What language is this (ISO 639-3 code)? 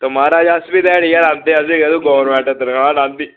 doi